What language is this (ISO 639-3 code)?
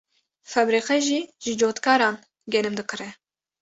kur